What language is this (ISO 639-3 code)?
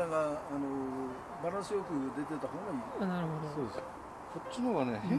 jpn